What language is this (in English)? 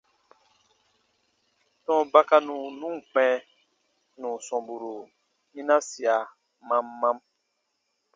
Baatonum